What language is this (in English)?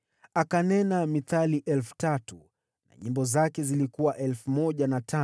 Swahili